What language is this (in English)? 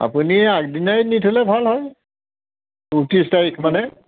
Assamese